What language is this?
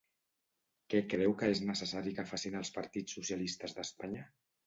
Catalan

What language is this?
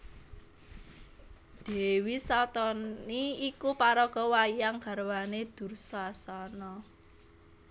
Javanese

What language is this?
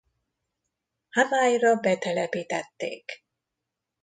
Hungarian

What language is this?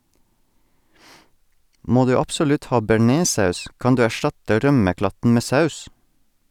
Norwegian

